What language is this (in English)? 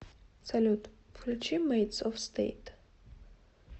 Russian